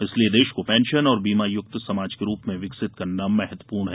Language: Hindi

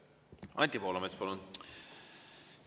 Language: Estonian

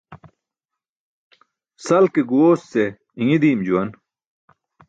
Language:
Burushaski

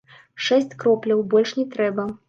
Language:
Belarusian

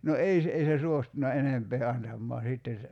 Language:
Finnish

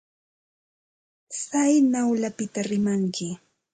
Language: Santa Ana de Tusi Pasco Quechua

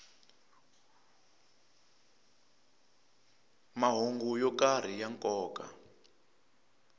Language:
Tsonga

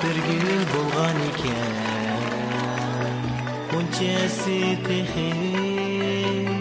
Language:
Turkish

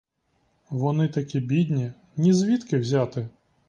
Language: Ukrainian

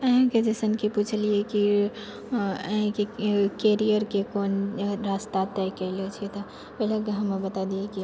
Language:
Maithili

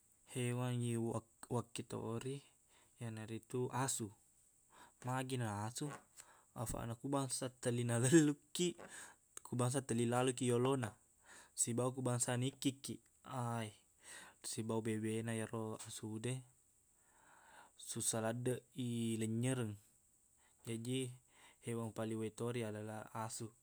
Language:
Buginese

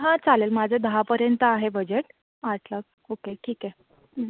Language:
Marathi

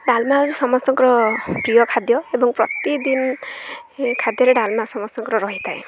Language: Odia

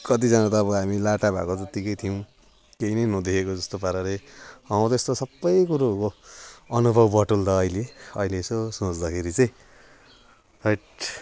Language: Nepali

